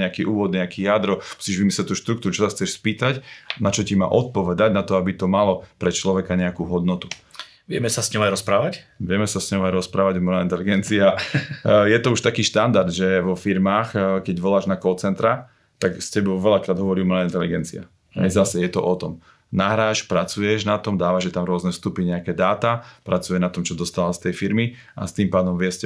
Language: Slovak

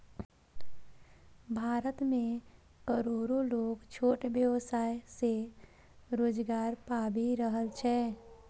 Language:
Maithili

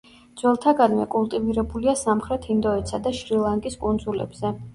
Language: Georgian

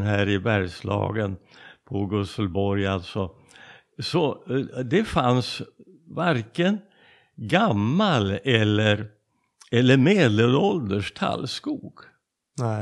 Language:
Swedish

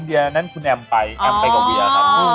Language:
Thai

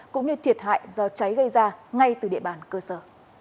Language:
Vietnamese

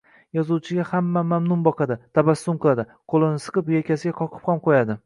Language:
Uzbek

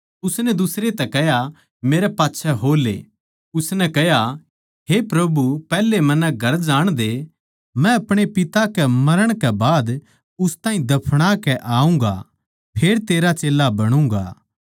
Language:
Haryanvi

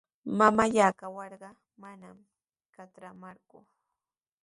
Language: Sihuas Ancash Quechua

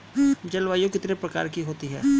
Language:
Hindi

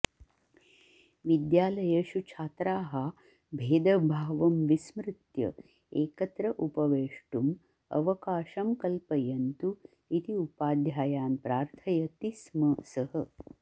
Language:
Sanskrit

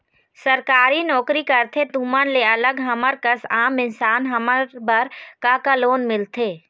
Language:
Chhattisgarhi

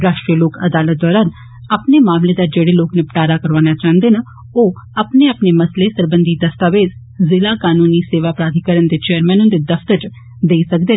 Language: Dogri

